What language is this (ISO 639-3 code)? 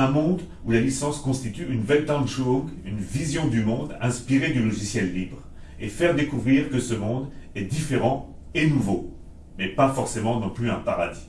fra